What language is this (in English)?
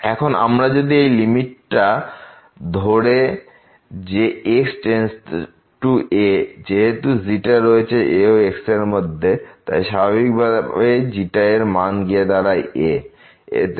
Bangla